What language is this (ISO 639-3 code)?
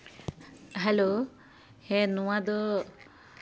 sat